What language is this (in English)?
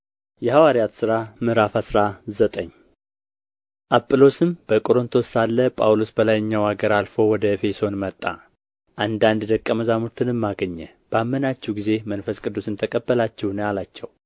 Amharic